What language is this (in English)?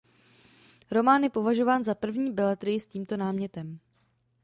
Czech